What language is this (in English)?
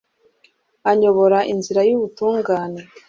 Kinyarwanda